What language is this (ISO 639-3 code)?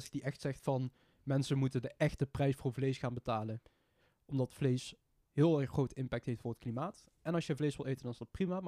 nld